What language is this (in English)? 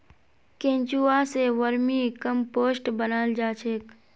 Magahi